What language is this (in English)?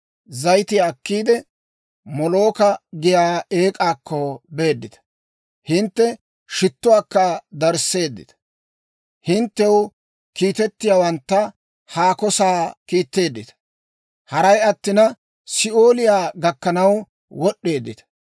Dawro